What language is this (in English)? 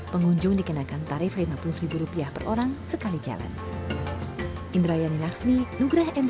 Indonesian